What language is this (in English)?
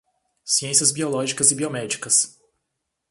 Portuguese